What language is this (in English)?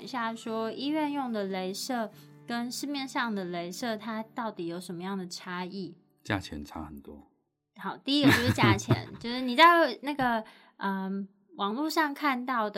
Chinese